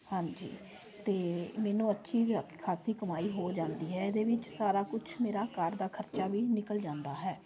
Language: Punjabi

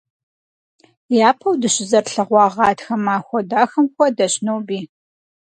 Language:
Kabardian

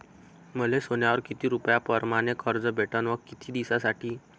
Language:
Marathi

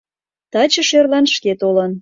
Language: Mari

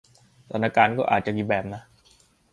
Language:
Thai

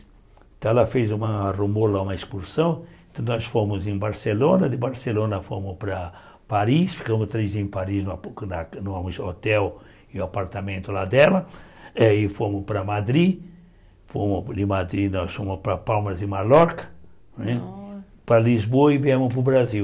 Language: Portuguese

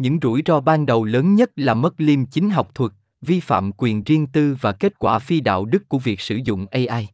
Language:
Vietnamese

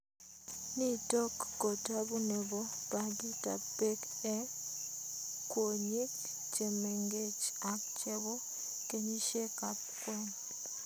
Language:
Kalenjin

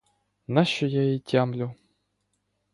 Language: Ukrainian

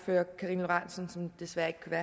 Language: Danish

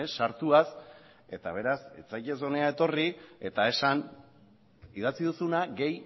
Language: Basque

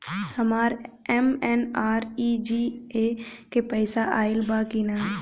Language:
Bhojpuri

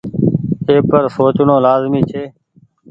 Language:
Goaria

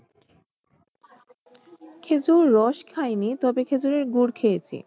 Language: Bangla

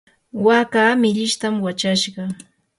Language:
Yanahuanca Pasco Quechua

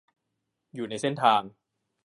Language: Thai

